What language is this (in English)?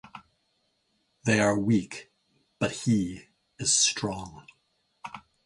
English